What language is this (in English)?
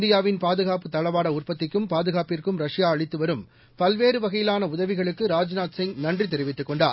Tamil